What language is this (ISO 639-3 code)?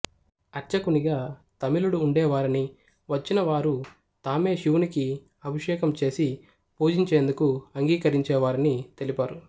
tel